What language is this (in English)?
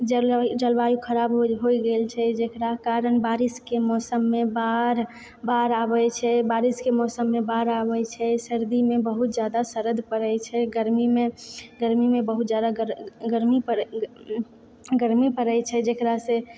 Maithili